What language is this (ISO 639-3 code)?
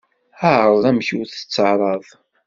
kab